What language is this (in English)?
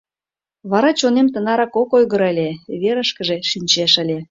Mari